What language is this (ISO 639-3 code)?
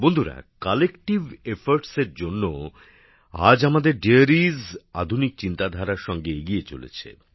ben